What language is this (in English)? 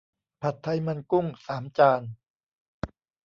Thai